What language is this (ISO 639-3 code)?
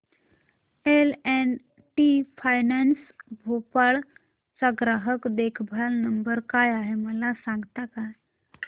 mar